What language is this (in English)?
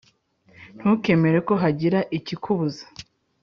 Kinyarwanda